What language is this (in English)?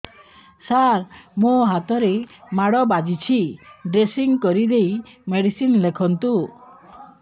Odia